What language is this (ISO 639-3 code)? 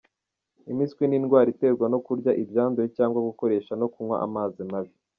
kin